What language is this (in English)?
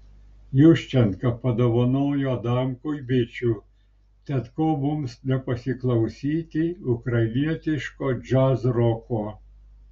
Lithuanian